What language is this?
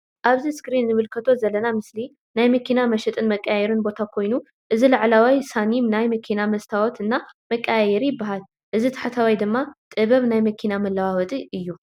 Tigrinya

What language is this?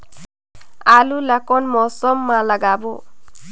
Chhattisgarhi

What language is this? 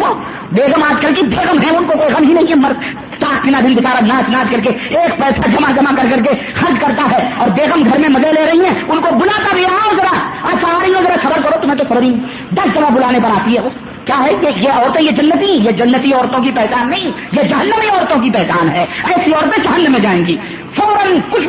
Urdu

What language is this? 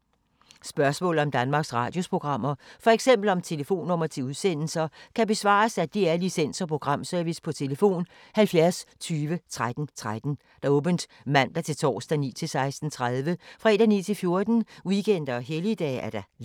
Danish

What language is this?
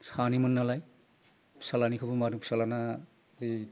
Bodo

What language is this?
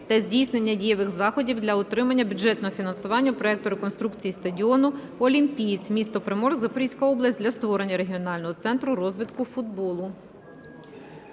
Ukrainian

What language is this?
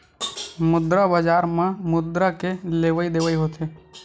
Chhattisgarhi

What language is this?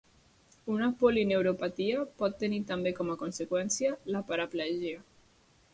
Catalan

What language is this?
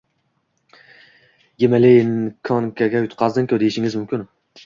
Uzbek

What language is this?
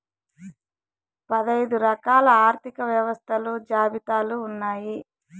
Telugu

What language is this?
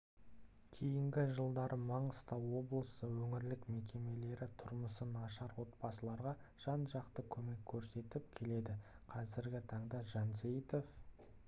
Kazakh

